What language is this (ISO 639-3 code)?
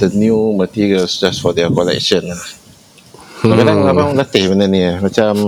msa